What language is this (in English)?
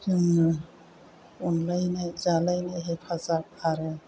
Bodo